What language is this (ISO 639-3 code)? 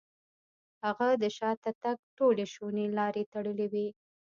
pus